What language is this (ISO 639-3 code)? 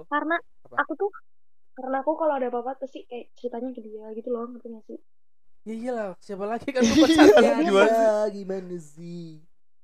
ind